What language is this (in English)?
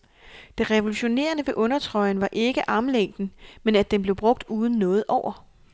Danish